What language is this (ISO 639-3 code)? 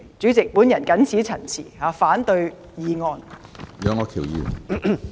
yue